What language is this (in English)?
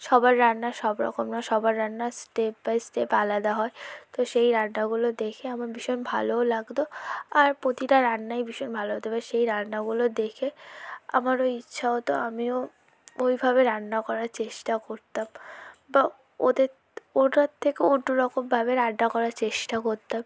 Bangla